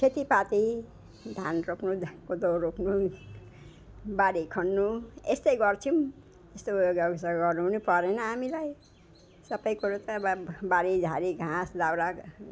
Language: Nepali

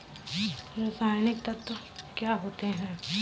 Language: Hindi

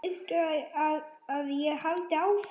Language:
Icelandic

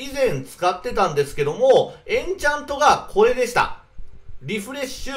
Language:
Japanese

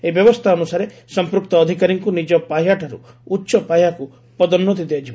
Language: Odia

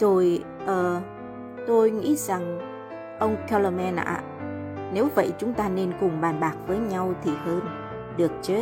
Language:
Vietnamese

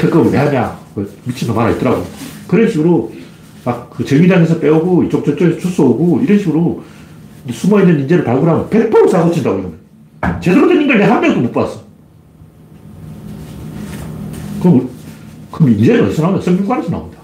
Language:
Korean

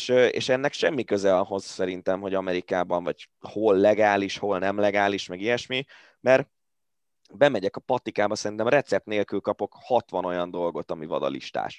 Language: Hungarian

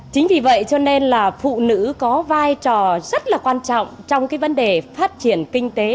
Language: Vietnamese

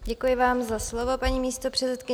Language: Czech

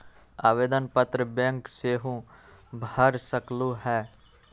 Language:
Magahi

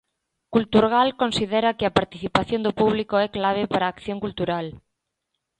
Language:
Galician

